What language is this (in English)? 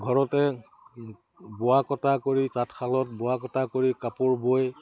Assamese